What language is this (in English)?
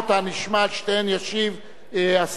Hebrew